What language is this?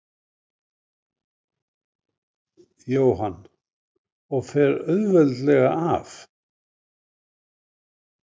Icelandic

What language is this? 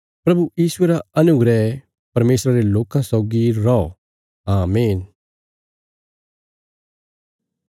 Bilaspuri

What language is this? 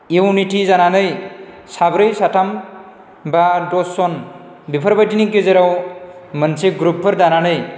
Bodo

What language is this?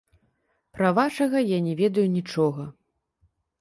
Belarusian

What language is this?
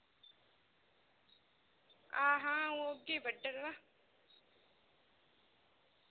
Dogri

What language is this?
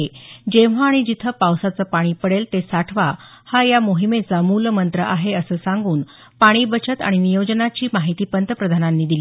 Marathi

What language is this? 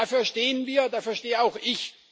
German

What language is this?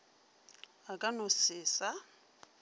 Northern Sotho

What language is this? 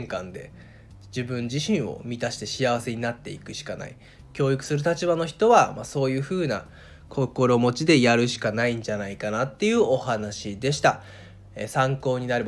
Japanese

